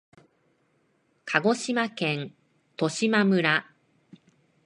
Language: Japanese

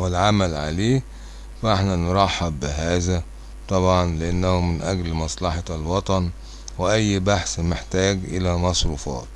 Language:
Arabic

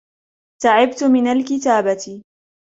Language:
Arabic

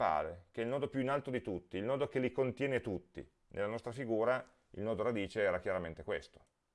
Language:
Italian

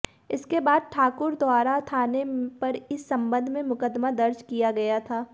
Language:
Hindi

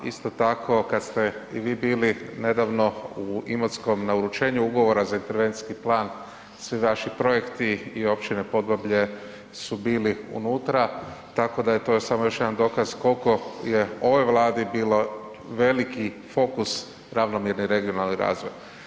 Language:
Croatian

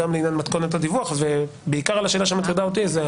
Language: Hebrew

